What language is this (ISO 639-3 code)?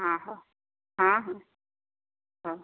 ori